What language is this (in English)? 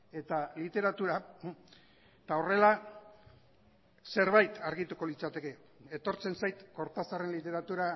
Basque